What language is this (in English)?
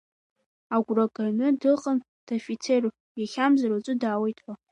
Abkhazian